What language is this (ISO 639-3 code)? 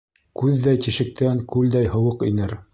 bak